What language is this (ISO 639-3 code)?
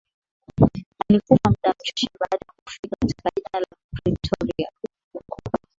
swa